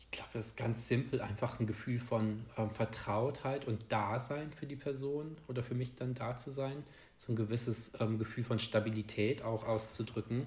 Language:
German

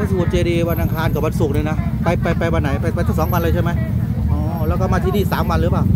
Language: Thai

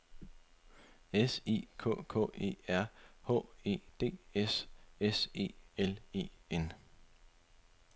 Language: Danish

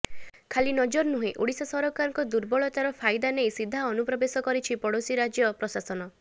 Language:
Odia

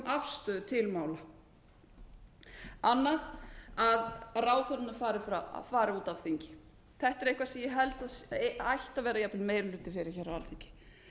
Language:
Icelandic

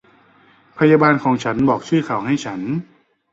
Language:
Thai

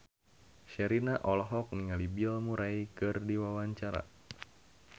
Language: Sundanese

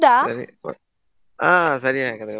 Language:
Kannada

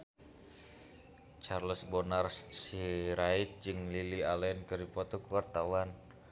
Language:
Sundanese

